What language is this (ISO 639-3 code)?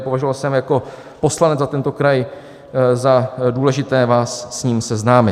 ces